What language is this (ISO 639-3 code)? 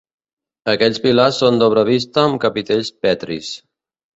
cat